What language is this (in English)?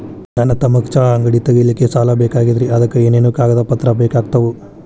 Kannada